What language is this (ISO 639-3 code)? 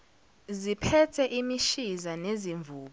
zul